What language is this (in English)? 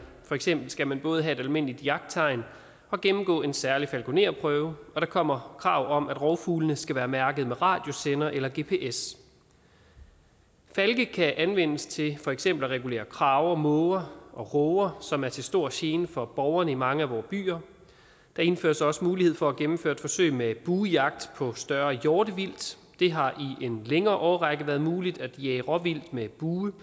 Danish